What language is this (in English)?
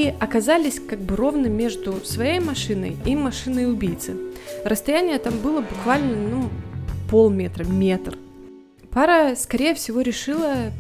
Russian